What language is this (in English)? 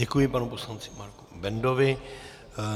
Czech